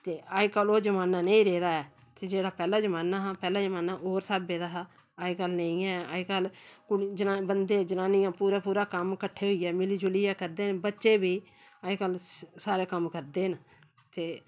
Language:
Dogri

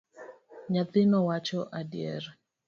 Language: Luo (Kenya and Tanzania)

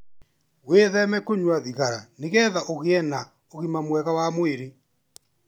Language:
Kikuyu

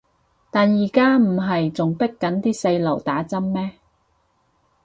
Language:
Cantonese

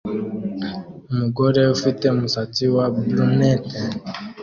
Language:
Kinyarwanda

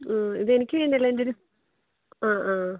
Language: Malayalam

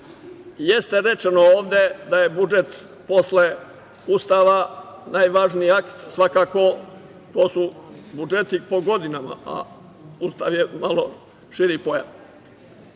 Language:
Serbian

